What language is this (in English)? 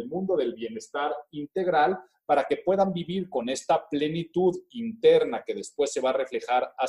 Spanish